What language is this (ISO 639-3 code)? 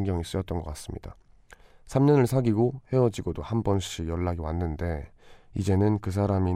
kor